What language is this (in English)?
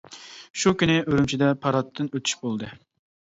Uyghur